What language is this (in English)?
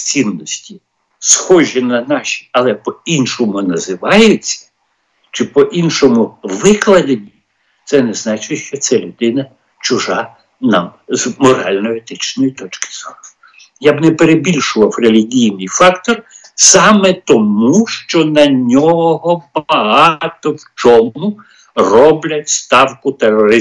Ukrainian